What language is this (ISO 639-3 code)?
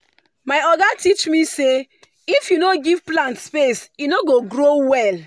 pcm